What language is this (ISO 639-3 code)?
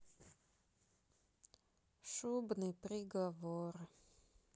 rus